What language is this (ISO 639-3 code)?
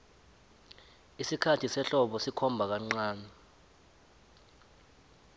nbl